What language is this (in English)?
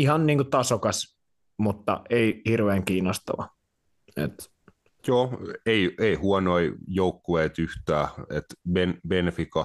Finnish